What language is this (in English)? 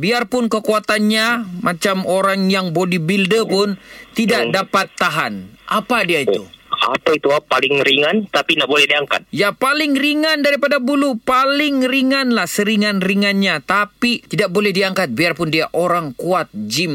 Malay